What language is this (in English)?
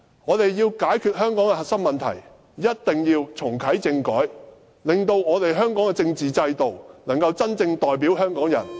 Cantonese